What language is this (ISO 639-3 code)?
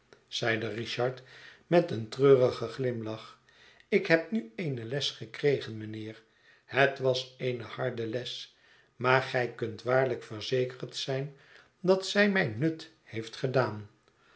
nld